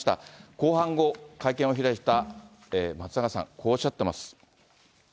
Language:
Japanese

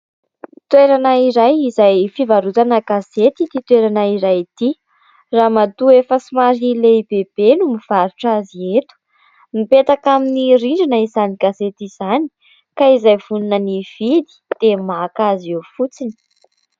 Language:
Malagasy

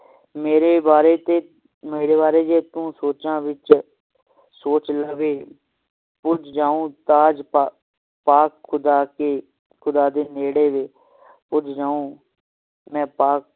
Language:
Punjabi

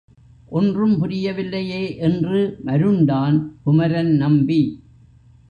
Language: Tamil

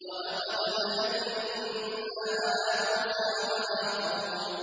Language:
Arabic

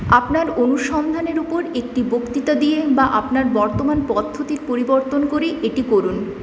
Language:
Bangla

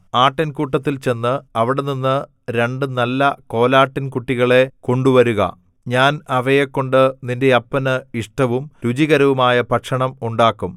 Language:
Malayalam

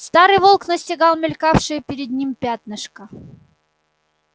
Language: Russian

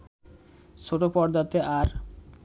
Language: Bangla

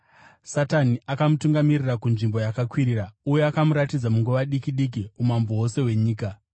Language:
Shona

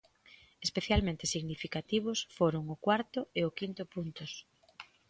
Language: Galician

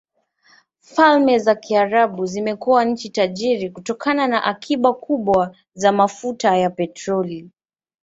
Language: Swahili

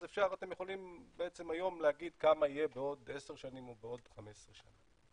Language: Hebrew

